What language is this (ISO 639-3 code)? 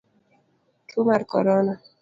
luo